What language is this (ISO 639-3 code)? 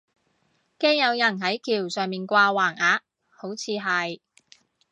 yue